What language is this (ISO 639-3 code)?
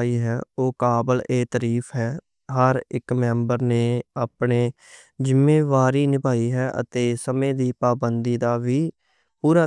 lah